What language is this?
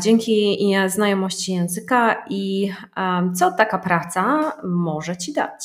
Polish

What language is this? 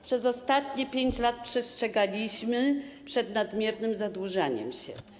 Polish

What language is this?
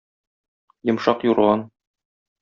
Tatar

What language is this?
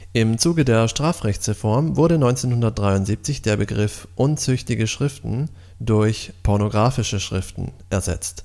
German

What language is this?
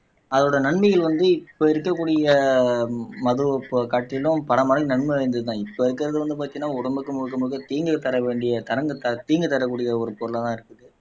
Tamil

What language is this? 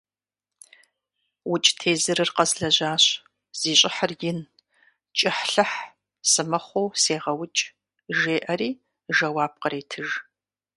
Kabardian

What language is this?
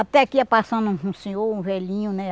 Portuguese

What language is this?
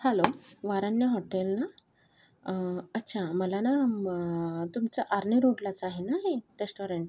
Marathi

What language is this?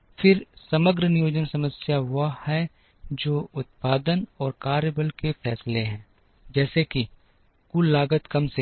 Hindi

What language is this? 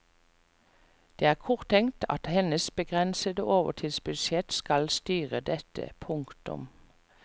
Norwegian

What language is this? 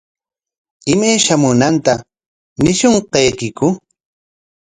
Corongo Ancash Quechua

